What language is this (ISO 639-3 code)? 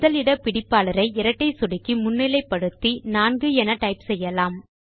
tam